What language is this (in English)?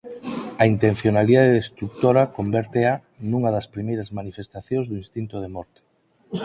Galician